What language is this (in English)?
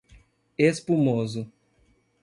Portuguese